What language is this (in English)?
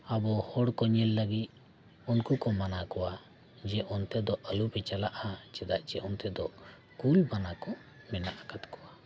Santali